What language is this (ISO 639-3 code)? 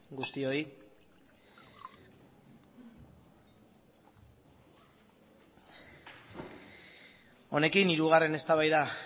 eus